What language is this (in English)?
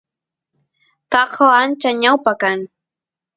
Santiago del Estero Quichua